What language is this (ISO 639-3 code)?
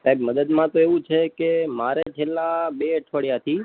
guj